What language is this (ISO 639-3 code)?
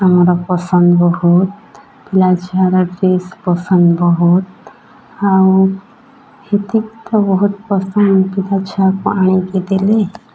ori